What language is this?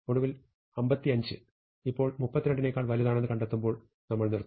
Malayalam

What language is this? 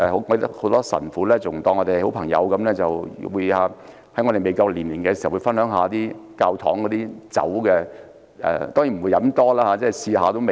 Cantonese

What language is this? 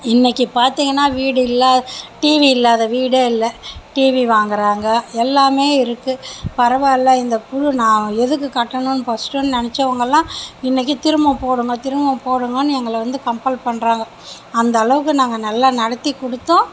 Tamil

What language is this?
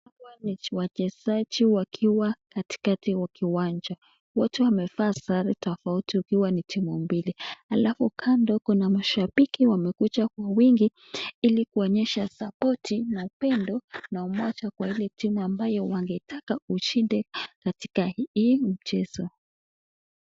Swahili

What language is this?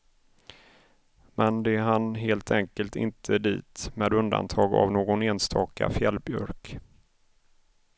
Swedish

